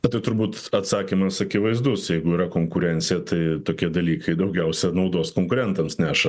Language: Lithuanian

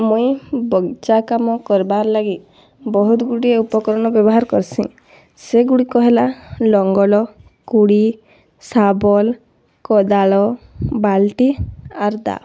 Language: Odia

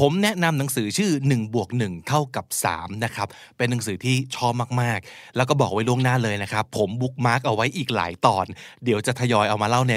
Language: Thai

